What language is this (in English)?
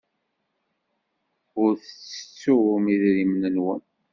Kabyle